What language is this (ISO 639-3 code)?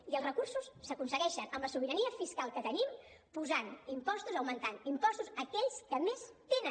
cat